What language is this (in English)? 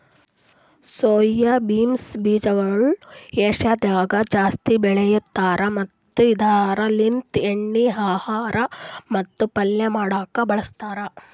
Kannada